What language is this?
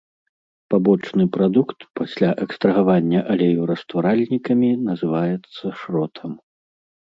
Belarusian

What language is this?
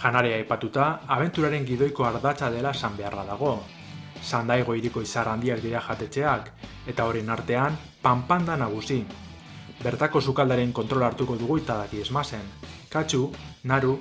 Basque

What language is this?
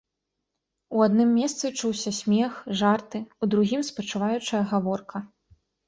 Belarusian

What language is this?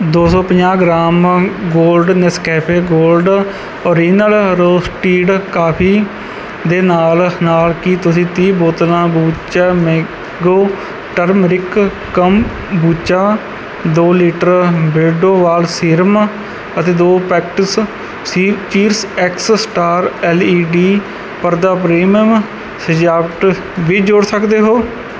Punjabi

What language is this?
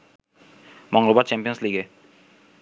Bangla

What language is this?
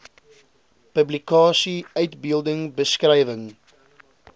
Afrikaans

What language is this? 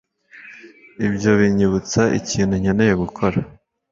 Kinyarwanda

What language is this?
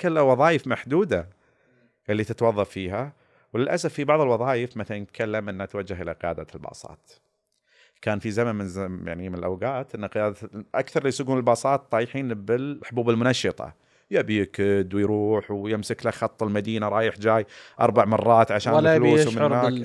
Arabic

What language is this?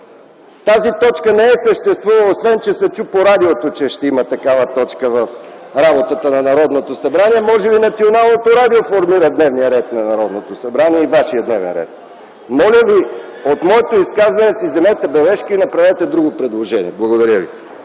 Bulgarian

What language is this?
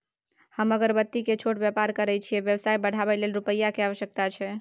Maithili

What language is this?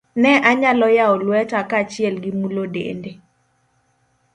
Luo (Kenya and Tanzania)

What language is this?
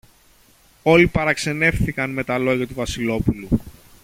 Greek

